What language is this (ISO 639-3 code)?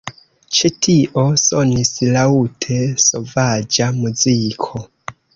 epo